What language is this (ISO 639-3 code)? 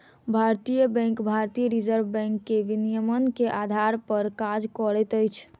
mai